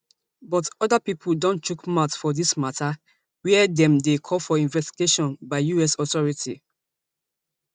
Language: Nigerian Pidgin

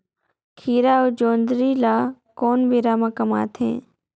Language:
Chhattisgarhi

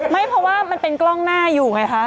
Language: Thai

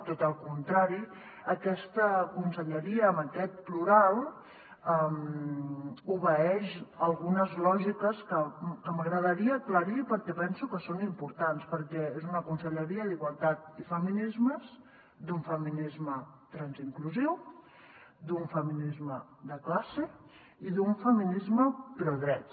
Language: Catalan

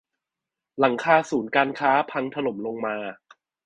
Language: Thai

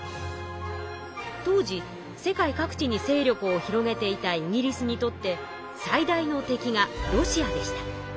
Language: Japanese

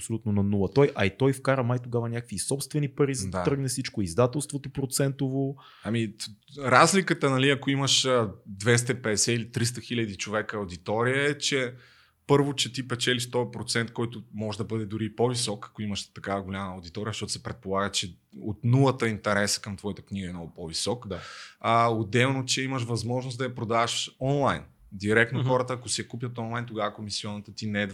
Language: Bulgarian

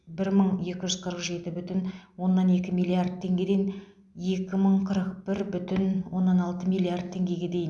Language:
Kazakh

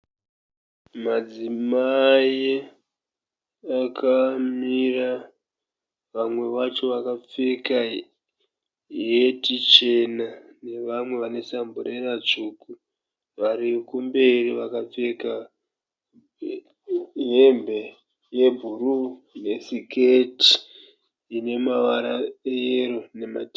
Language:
Shona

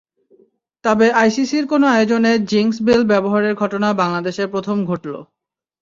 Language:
Bangla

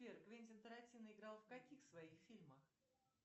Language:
Russian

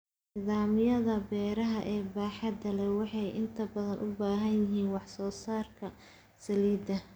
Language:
Somali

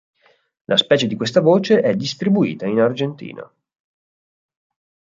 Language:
Italian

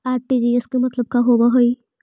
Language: Magahi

